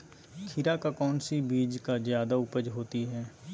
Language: Magahi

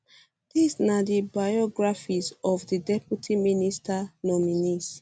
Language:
Nigerian Pidgin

